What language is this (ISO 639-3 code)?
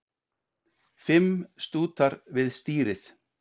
isl